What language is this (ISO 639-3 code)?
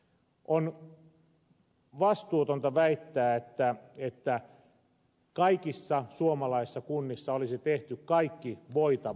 fin